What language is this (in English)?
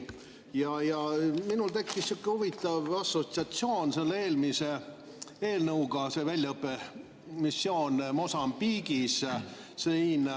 Estonian